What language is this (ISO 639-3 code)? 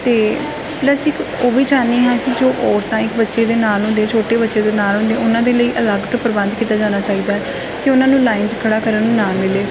pan